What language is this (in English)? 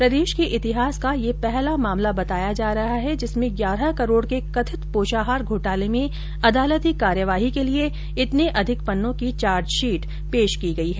Hindi